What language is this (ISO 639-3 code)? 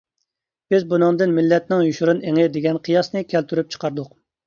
uig